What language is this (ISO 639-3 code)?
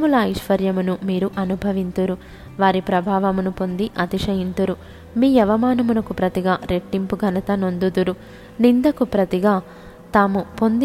tel